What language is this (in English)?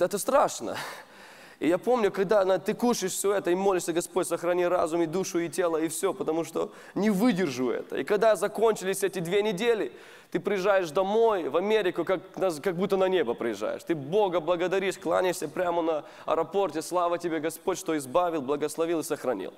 Russian